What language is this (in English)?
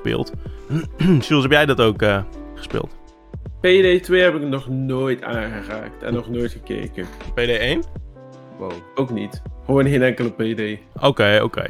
Dutch